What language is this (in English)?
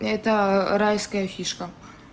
Russian